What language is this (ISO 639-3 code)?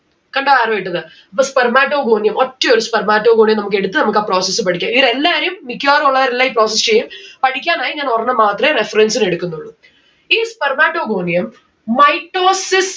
mal